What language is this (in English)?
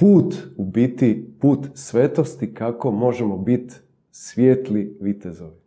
Croatian